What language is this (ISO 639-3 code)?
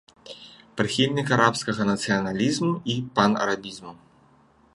bel